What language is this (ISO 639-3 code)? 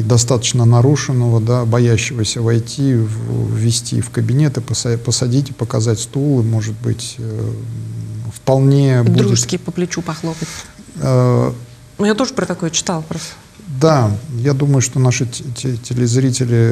rus